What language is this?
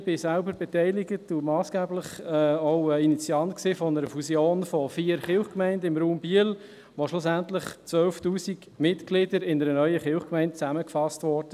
Swiss German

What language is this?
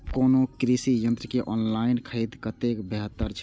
Maithili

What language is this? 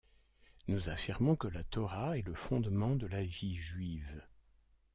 French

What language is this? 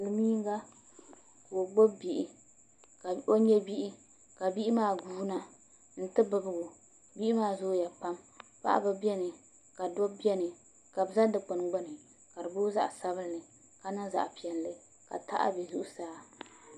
Dagbani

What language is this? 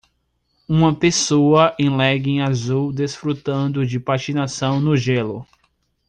Portuguese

